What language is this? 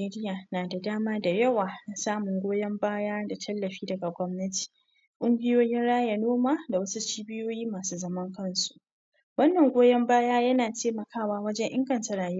Hausa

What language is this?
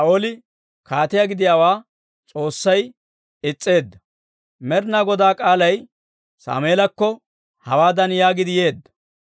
Dawro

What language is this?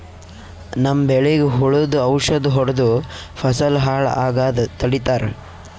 Kannada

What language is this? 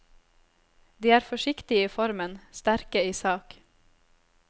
Norwegian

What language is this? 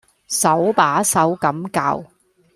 Cantonese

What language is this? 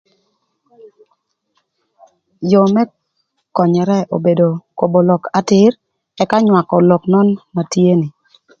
Thur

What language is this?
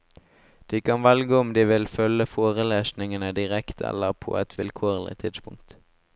Norwegian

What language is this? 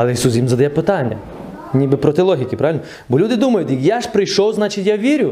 Ukrainian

